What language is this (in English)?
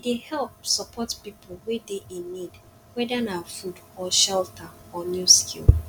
Nigerian Pidgin